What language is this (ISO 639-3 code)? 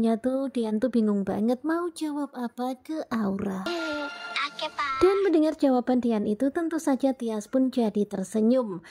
ind